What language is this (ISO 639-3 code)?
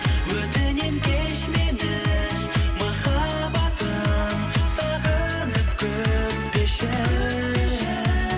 kaz